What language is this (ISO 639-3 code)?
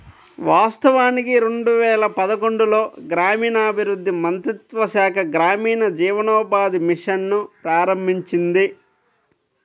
tel